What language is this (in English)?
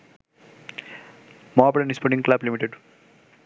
Bangla